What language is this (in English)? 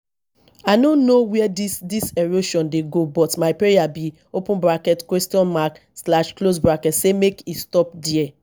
Nigerian Pidgin